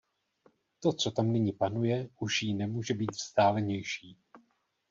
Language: Czech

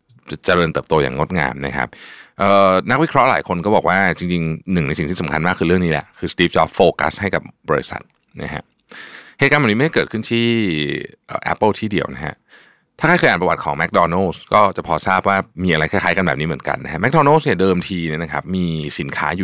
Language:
Thai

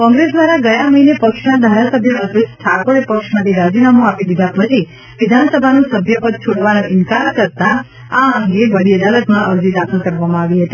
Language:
Gujarati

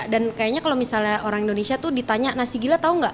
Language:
Indonesian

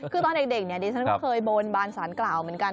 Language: Thai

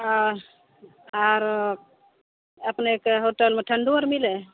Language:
Maithili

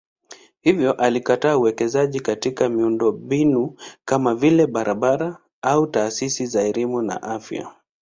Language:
Swahili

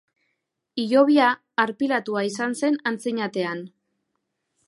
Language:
Basque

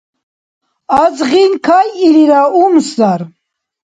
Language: Dargwa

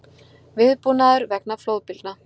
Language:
Icelandic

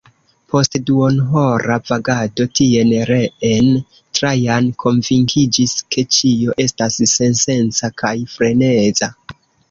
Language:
Esperanto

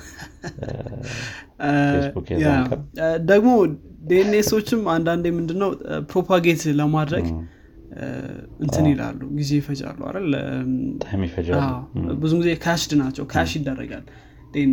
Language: Amharic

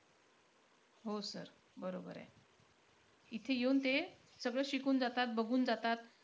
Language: Marathi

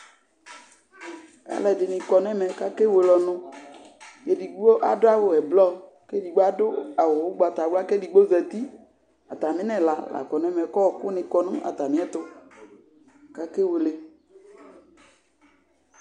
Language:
Ikposo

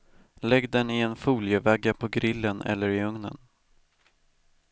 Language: Swedish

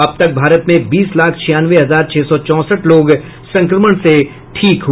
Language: Hindi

